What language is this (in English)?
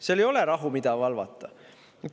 Estonian